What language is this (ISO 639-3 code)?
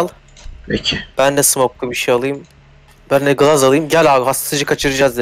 tur